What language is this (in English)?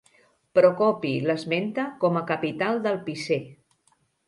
Catalan